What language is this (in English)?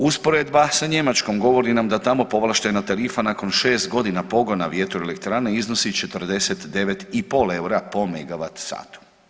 Croatian